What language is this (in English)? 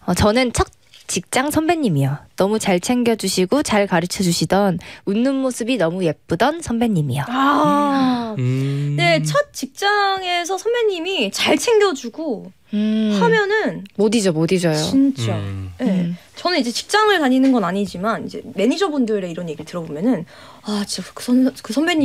Korean